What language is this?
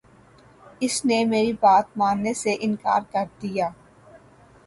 Urdu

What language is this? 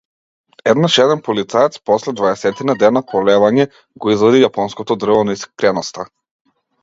Macedonian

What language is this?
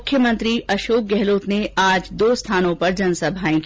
Hindi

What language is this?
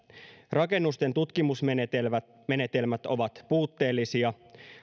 Finnish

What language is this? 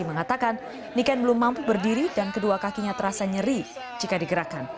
Indonesian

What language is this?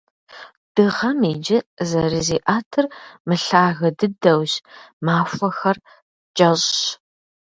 Kabardian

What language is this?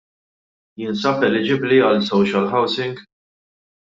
Maltese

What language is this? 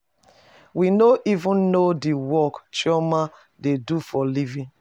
Nigerian Pidgin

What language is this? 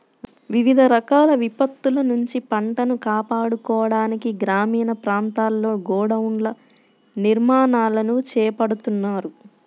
Telugu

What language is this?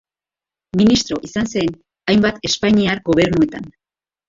Basque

